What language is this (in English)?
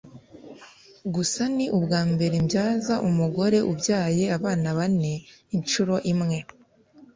Kinyarwanda